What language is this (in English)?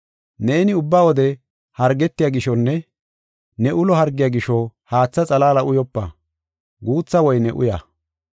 Gofa